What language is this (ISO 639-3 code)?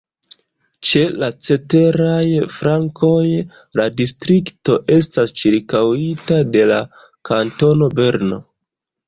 epo